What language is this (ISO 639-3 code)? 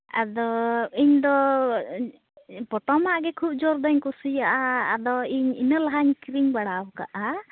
sat